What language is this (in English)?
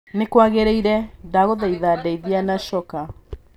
Kikuyu